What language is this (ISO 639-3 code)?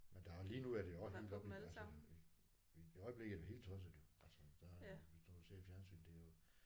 dan